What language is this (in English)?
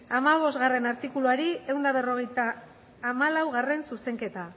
Basque